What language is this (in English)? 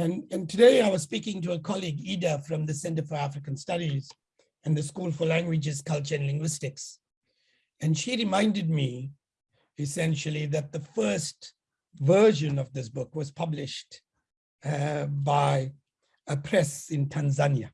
English